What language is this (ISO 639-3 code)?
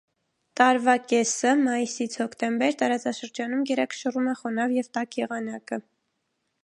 hye